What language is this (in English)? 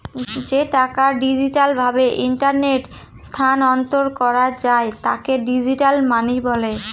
Bangla